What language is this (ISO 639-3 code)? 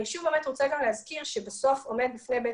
heb